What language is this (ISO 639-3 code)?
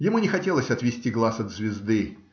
rus